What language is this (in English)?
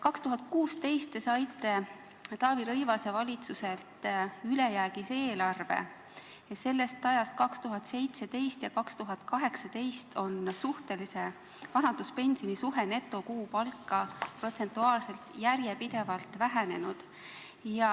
Estonian